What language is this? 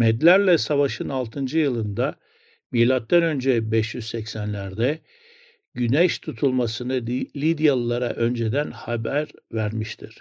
Turkish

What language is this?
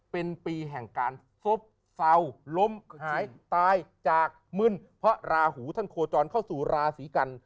Thai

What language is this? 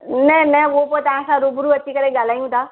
Sindhi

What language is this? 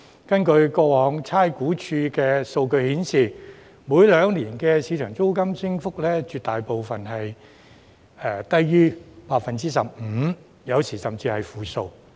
Cantonese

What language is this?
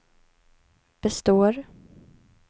Swedish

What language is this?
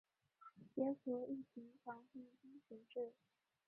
Chinese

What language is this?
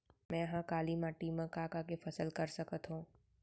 Chhattisgarhi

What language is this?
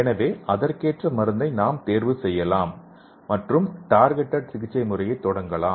Tamil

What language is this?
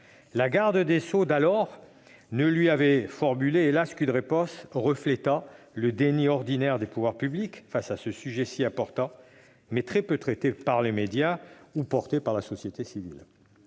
French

